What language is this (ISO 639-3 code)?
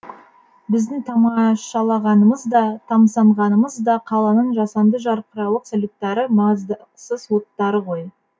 kaz